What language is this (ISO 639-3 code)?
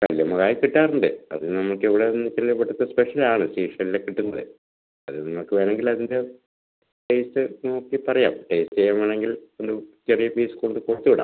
mal